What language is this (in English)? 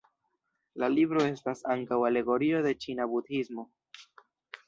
Esperanto